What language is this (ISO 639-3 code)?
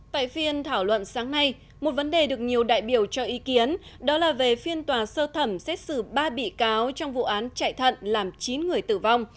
vie